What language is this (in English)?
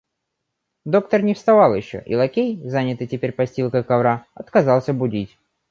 Russian